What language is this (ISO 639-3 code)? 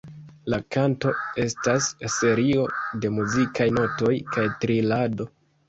epo